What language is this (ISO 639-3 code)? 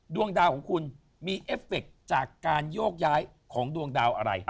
tha